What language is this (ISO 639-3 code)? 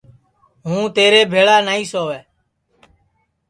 ssi